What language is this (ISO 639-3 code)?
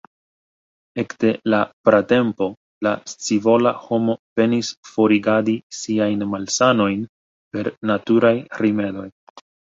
epo